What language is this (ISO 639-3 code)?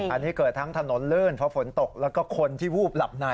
tha